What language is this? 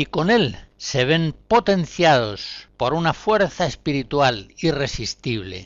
Spanish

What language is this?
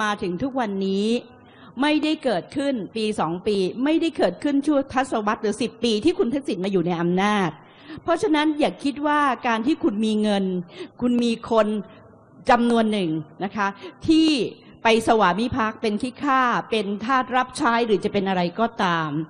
Thai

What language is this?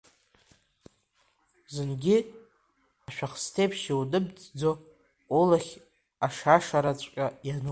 Abkhazian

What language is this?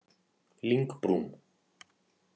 Icelandic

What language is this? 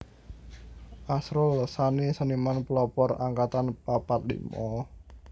Javanese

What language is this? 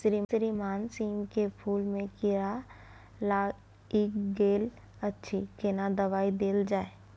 Maithili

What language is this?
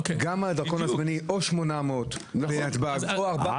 Hebrew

